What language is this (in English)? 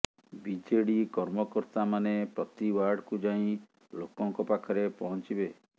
Odia